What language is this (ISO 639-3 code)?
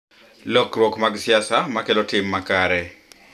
luo